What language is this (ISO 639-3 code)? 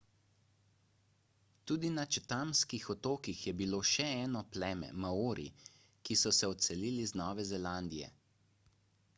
slv